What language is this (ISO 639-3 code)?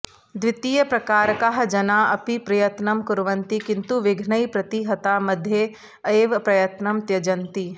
san